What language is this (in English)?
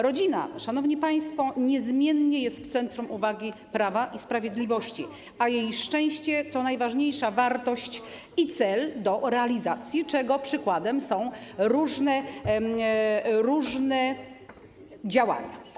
Polish